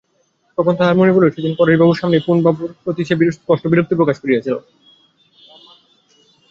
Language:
Bangla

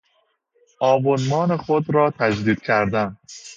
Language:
Persian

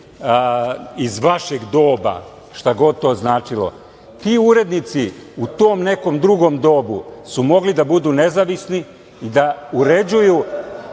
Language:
Serbian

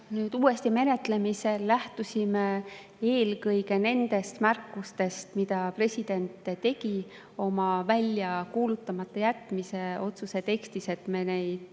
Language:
Estonian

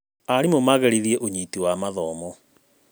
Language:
Kikuyu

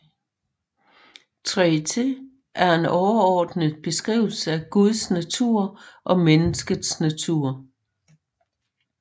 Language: Danish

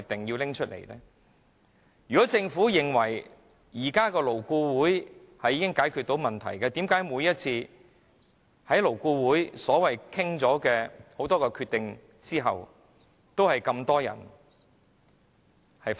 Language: Cantonese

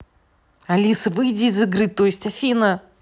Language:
Russian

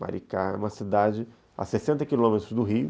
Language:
Portuguese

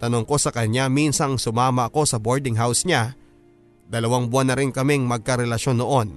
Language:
Filipino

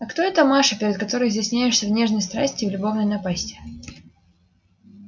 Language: Russian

